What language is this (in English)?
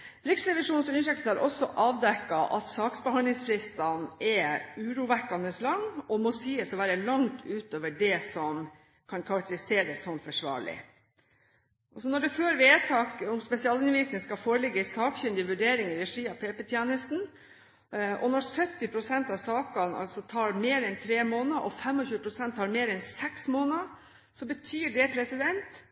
Norwegian Bokmål